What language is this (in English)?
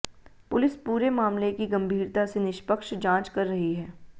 Hindi